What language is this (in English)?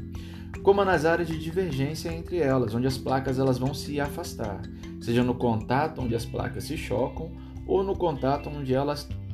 Portuguese